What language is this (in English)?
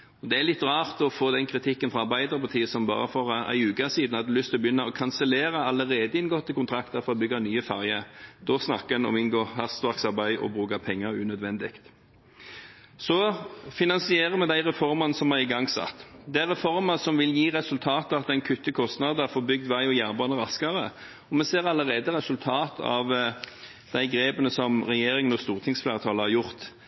Norwegian Bokmål